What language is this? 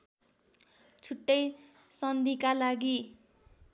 Nepali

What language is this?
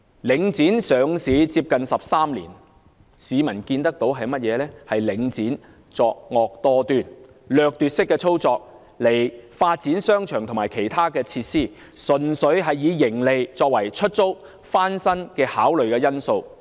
Cantonese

